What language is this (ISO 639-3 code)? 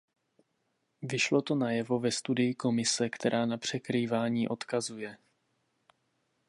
ces